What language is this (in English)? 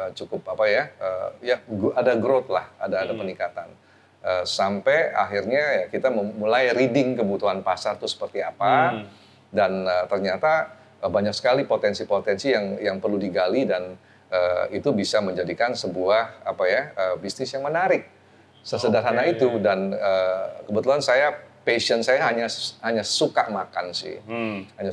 Indonesian